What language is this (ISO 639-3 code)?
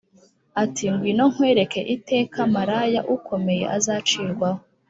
kin